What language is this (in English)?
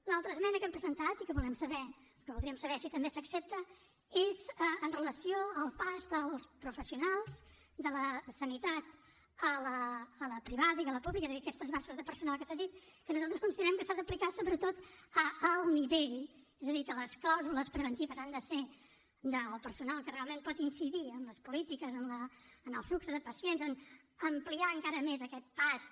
Catalan